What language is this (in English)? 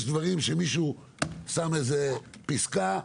Hebrew